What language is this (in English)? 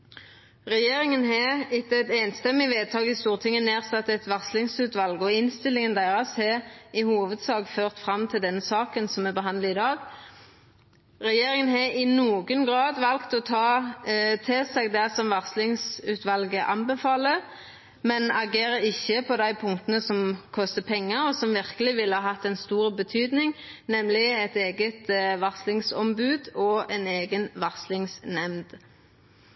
Norwegian Nynorsk